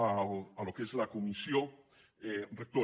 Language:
Catalan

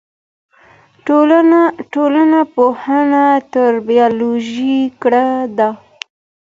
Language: Pashto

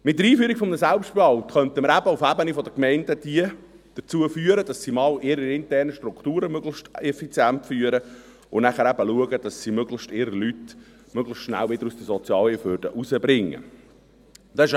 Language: Swiss German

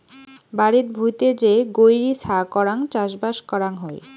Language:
Bangla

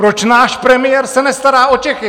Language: Czech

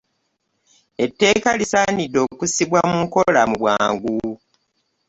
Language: Ganda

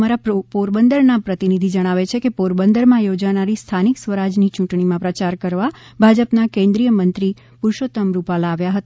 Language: Gujarati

